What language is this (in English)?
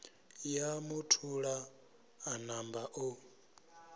Venda